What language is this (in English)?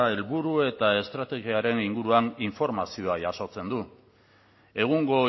Basque